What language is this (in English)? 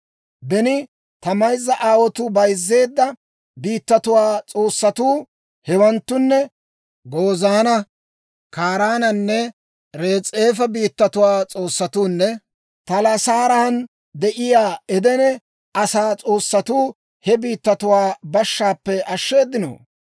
Dawro